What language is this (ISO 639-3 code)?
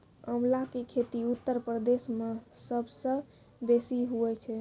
mai